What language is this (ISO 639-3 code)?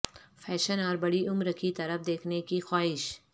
urd